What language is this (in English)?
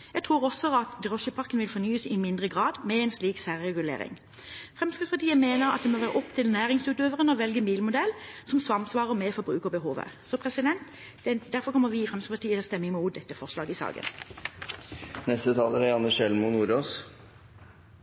Norwegian Bokmål